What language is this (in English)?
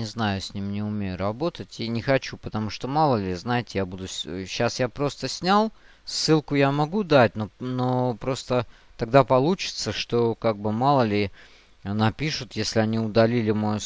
Russian